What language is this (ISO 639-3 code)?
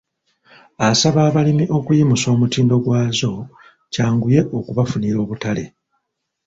lug